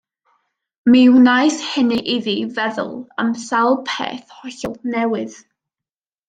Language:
Welsh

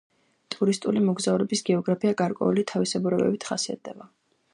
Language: Georgian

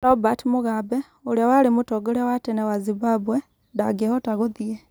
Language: Kikuyu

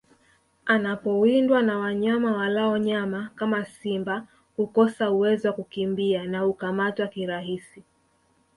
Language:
Swahili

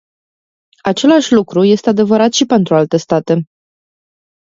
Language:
Romanian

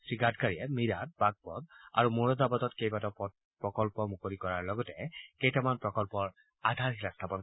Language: Assamese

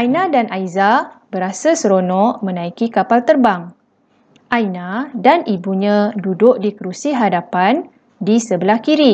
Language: Malay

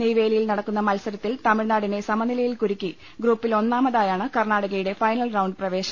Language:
Malayalam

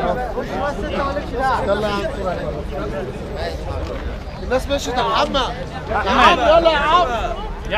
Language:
Arabic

